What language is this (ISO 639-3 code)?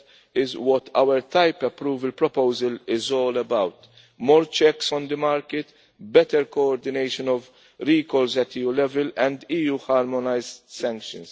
eng